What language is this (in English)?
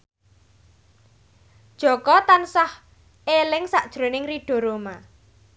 Javanese